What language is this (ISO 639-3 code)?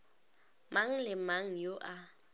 nso